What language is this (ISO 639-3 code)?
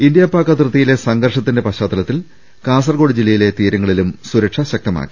mal